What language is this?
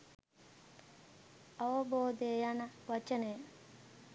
Sinhala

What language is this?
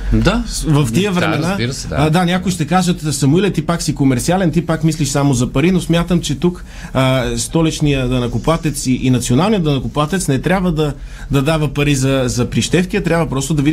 Bulgarian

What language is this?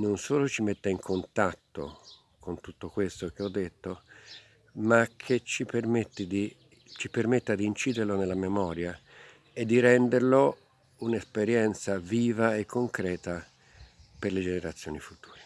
Italian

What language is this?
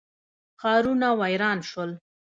Pashto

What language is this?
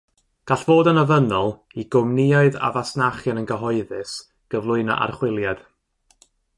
Welsh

